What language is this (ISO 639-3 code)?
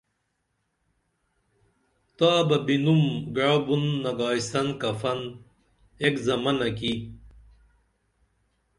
dml